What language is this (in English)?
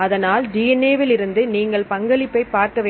Tamil